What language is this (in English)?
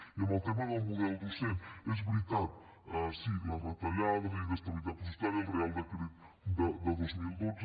Catalan